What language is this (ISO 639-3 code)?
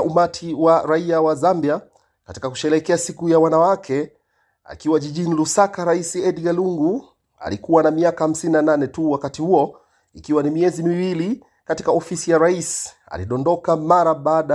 swa